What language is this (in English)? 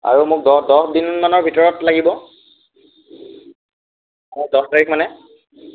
Assamese